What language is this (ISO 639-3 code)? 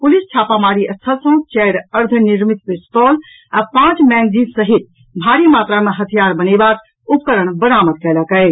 mai